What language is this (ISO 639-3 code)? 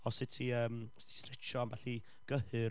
cym